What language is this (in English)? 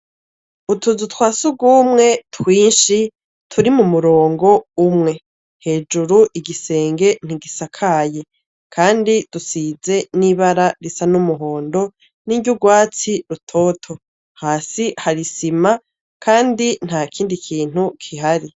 Rundi